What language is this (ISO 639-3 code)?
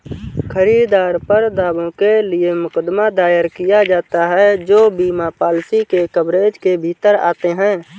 hin